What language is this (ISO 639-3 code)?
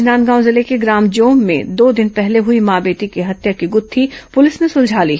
hin